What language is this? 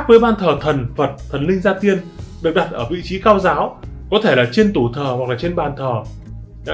Vietnamese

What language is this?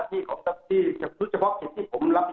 Thai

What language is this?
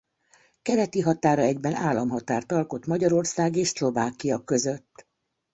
Hungarian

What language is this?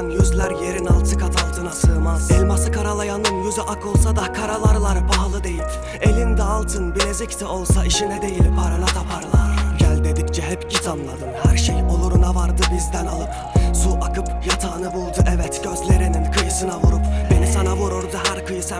Turkish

